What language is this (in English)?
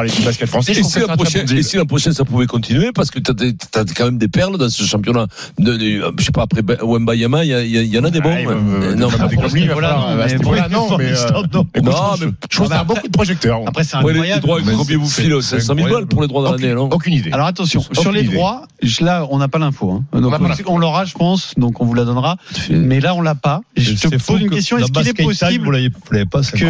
French